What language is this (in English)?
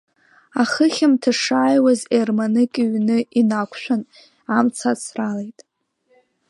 Abkhazian